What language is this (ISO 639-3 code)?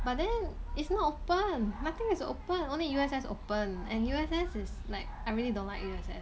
eng